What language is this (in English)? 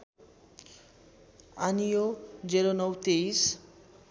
Nepali